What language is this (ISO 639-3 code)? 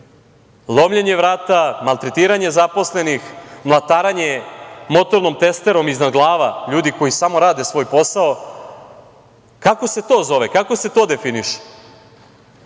srp